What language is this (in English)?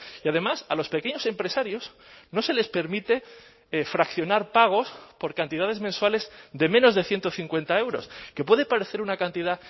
Spanish